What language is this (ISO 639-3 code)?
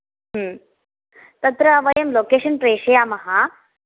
san